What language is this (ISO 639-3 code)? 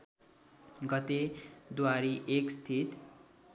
nep